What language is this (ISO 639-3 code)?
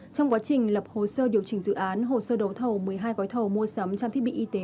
vie